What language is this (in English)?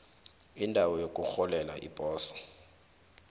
South Ndebele